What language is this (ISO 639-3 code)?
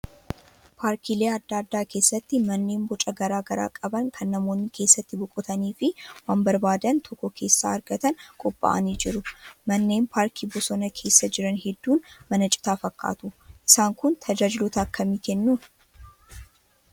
orm